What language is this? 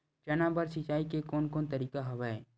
Chhattisgarhi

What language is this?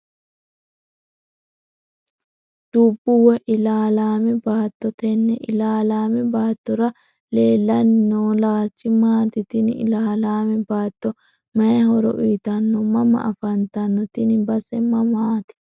Sidamo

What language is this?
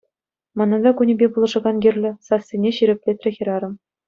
Chuvash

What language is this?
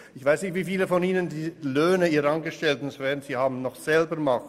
Swiss German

